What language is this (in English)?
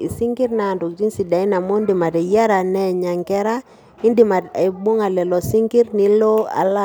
Masai